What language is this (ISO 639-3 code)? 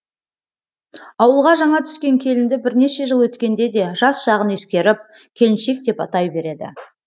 kaz